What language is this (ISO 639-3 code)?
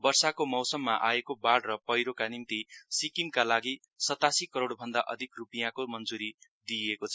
nep